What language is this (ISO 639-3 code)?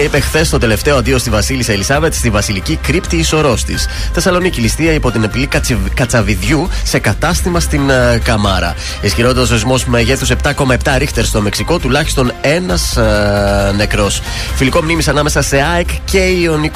ell